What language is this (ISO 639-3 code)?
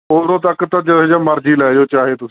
pan